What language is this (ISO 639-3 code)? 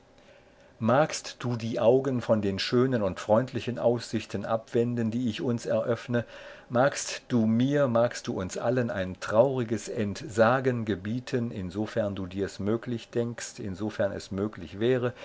deu